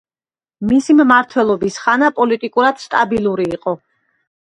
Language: Georgian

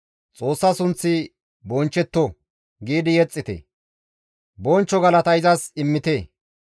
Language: Gamo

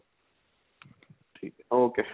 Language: Punjabi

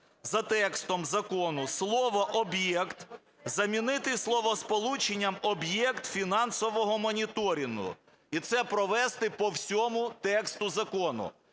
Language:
Ukrainian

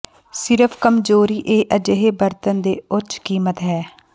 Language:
Punjabi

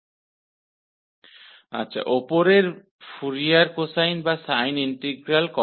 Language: Hindi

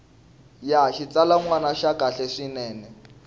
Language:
Tsonga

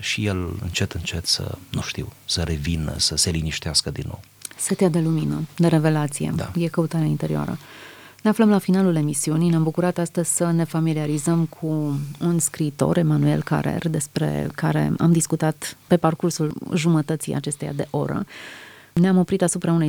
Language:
Romanian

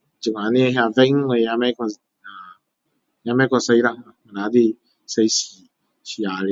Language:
Min Dong Chinese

